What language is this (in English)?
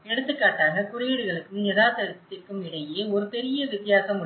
Tamil